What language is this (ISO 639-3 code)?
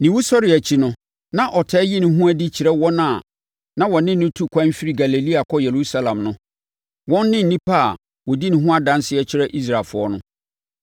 aka